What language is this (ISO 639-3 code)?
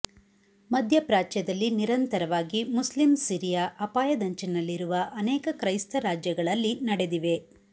kan